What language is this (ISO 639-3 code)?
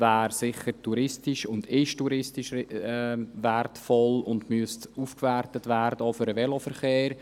gsw